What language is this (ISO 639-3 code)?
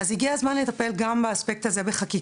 heb